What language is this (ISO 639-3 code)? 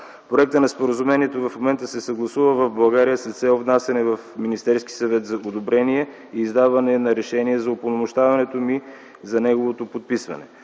bul